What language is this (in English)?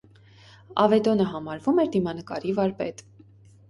Armenian